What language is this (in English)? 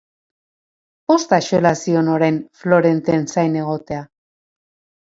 Basque